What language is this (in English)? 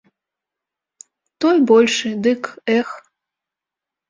Belarusian